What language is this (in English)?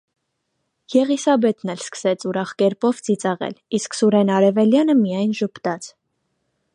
Armenian